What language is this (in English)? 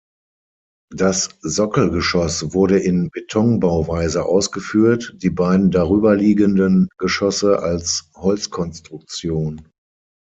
German